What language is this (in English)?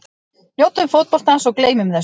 Icelandic